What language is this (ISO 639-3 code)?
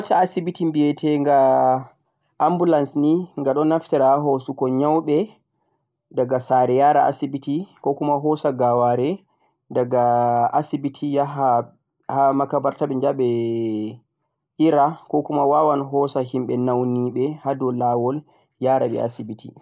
fuq